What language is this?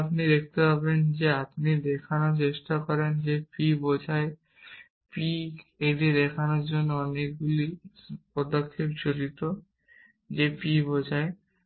Bangla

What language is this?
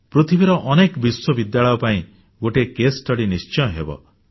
Odia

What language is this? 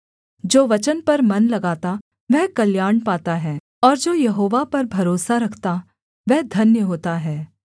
Hindi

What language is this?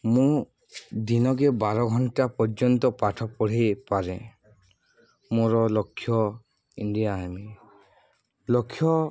Odia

